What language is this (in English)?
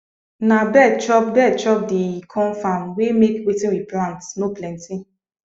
Nigerian Pidgin